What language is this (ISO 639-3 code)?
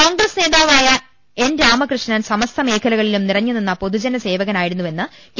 mal